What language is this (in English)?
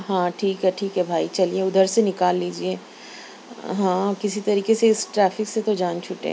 Urdu